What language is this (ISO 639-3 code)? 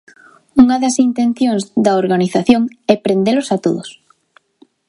glg